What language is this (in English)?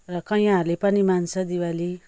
Nepali